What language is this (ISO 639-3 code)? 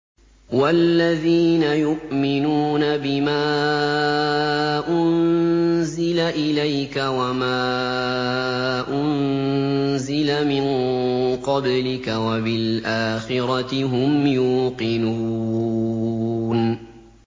ara